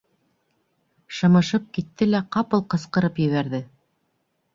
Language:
Bashkir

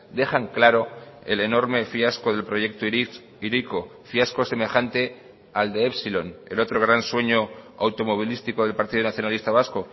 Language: Spanish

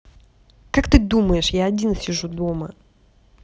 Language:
Russian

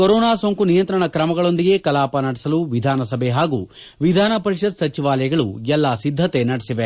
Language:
Kannada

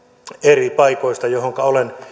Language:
Finnish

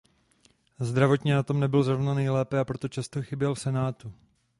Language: Czech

